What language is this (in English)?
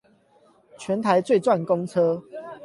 Chinese